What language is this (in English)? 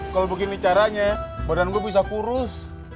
Indonesian